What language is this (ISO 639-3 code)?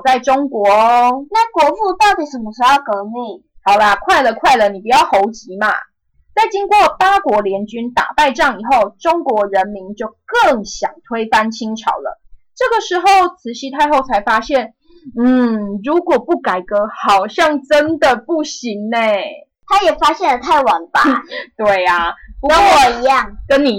zho